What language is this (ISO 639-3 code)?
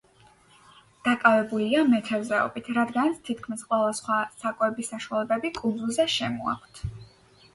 kat